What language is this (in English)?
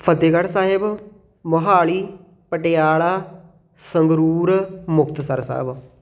Punjabi